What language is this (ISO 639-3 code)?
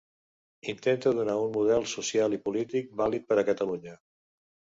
cat